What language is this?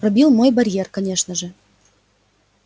Russian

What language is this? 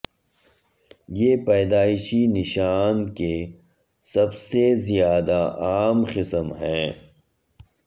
Urdu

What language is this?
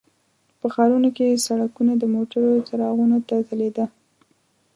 Pashto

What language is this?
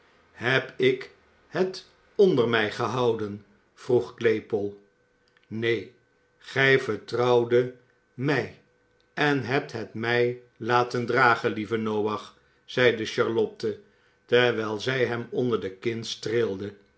Dutch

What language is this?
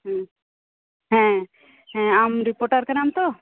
Santali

